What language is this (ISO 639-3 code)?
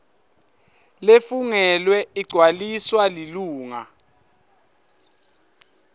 ssw